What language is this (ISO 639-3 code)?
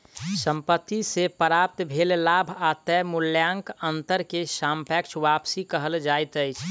mai